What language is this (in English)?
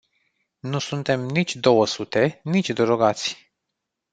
Romanian